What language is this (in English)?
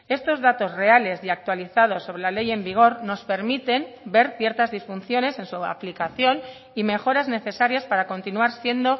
Spanish